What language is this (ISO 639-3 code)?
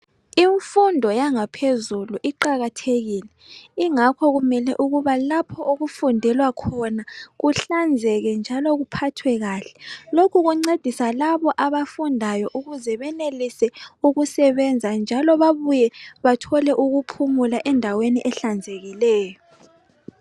nde